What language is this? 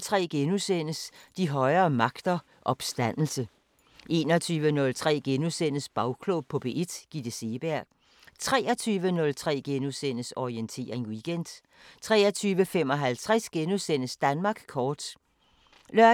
Danish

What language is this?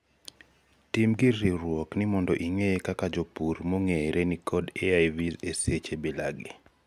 Luo (Kenya and Tanzania)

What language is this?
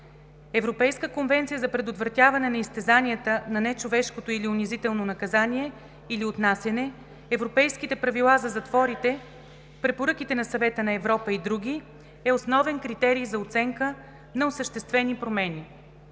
Bulgarian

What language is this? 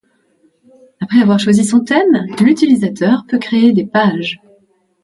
French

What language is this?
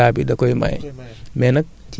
Wolof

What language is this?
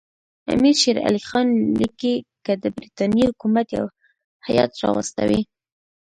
Pashto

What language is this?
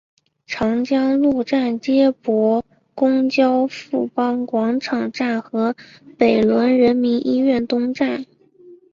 Chinese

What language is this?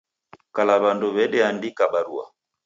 Taita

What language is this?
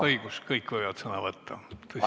Estonian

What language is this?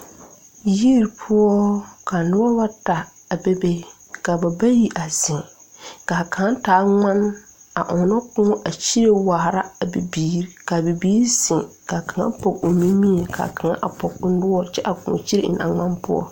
Southern Dagaare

